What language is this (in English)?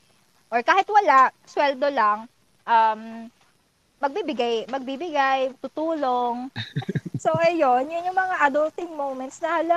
Filipino